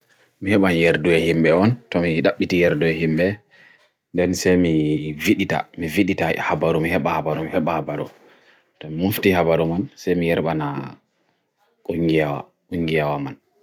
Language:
Bagirmi Fulfulde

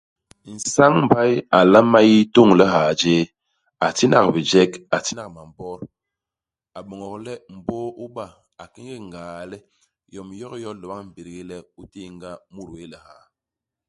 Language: Basaa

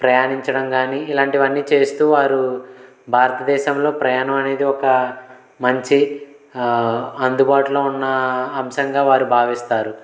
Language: Telugu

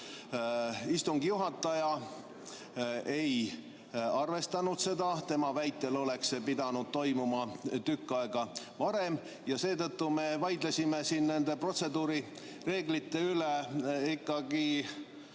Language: Estonian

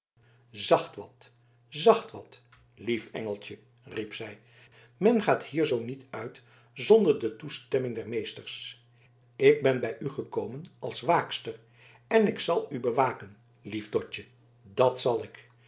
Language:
Dutch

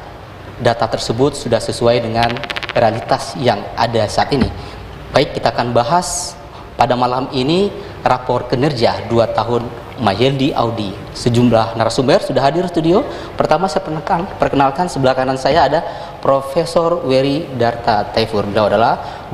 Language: Indonesian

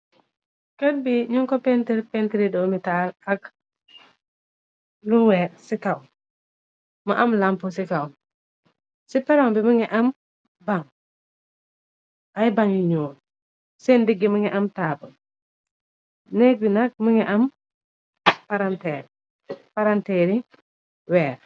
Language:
Wolof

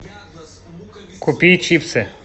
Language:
Russian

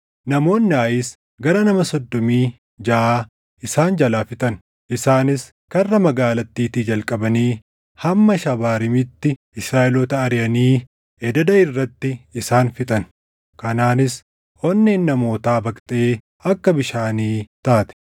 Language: Oromo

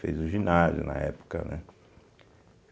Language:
Portuguese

